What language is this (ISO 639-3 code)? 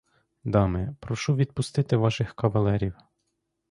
ukr